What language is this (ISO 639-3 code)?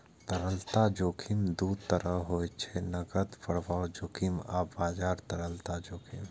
mai